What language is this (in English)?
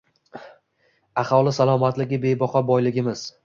Uzbek